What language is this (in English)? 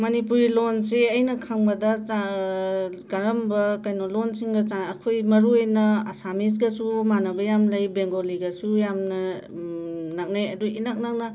Manipuri